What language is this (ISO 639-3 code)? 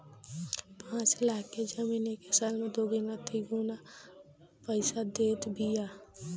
bho